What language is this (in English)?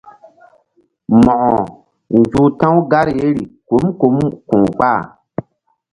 Mbum